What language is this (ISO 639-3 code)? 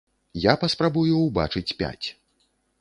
bel